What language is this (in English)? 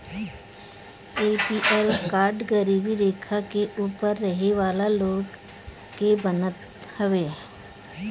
Bhojpuri